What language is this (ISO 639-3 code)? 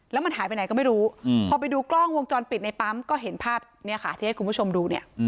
tha